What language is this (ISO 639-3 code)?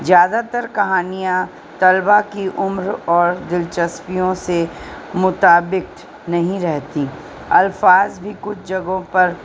urd